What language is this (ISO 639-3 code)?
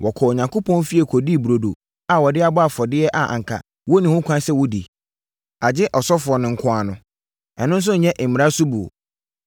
aka